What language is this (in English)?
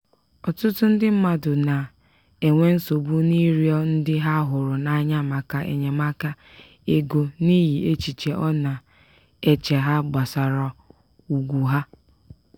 Igbo